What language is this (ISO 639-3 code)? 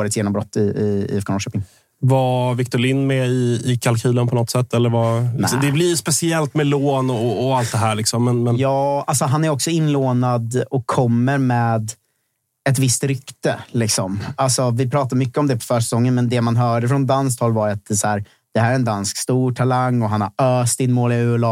swe